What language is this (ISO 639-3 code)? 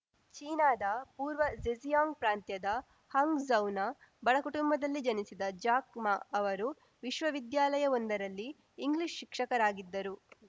kan